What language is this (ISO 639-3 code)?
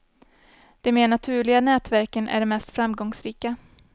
swe